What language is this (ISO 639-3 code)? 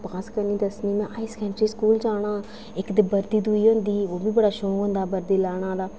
doi